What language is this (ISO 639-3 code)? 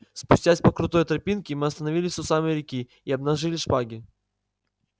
rus